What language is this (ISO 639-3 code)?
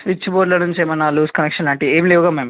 tel